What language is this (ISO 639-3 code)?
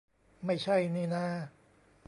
tha